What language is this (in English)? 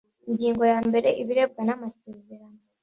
Kinyarwanda